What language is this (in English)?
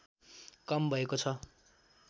Nepali